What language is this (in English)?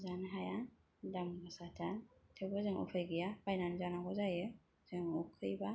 Bodo